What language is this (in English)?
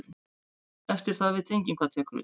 Icelandic